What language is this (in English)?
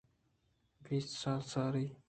Eastern Balochi